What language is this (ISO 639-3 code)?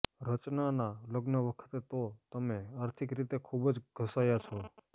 guj